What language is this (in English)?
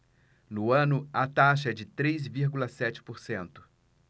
Portuguese